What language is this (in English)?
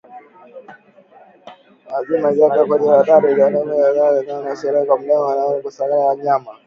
Swahili